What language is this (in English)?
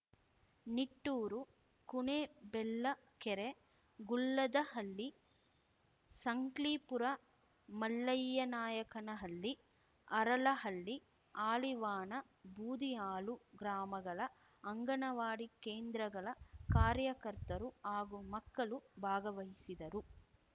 Kannada